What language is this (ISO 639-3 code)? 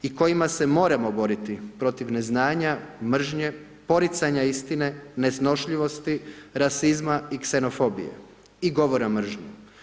hrv